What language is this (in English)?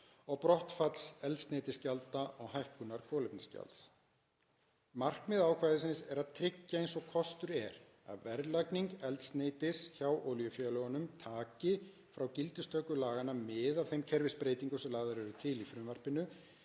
Icelandic